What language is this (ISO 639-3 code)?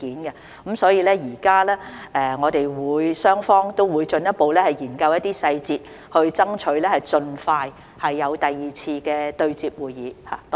yue